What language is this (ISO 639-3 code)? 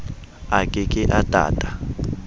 sot